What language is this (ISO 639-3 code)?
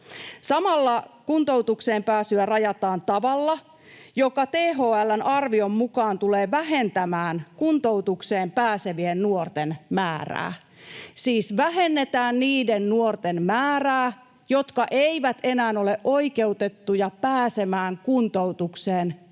fin